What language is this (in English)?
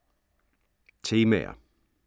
Danish